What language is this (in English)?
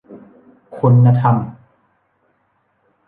Thai